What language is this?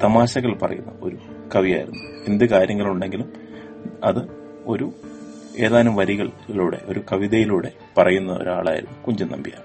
Malayalam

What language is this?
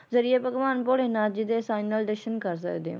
Punjabi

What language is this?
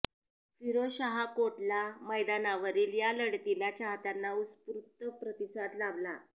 Marathi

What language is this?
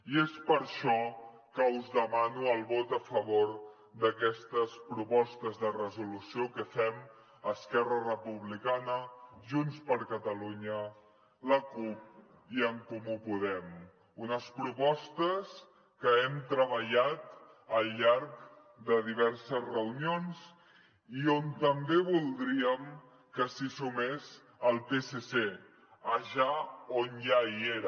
Catalan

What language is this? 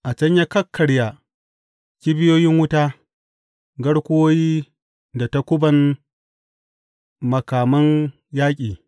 Hausa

